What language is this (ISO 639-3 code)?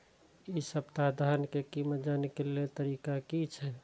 mai